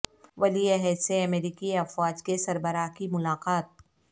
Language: Urdu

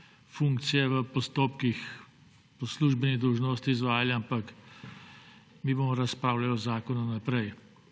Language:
Slovenian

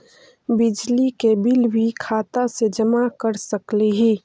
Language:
Magahi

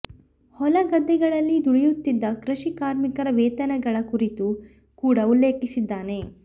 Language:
Kannada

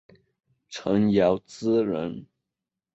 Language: Chinese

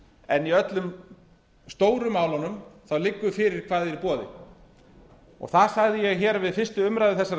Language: Icelandic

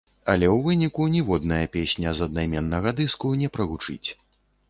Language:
Belarusian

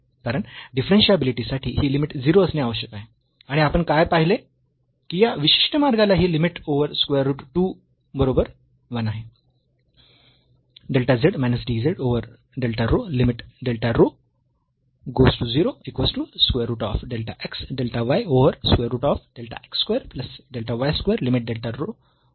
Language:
Marathi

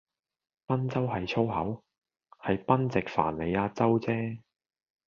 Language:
Cantonese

